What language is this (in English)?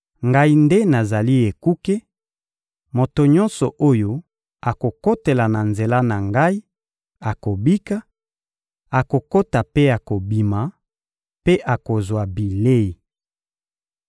Lingala